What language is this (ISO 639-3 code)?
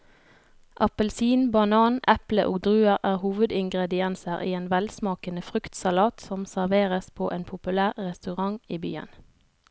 nor